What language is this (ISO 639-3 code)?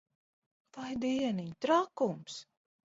lav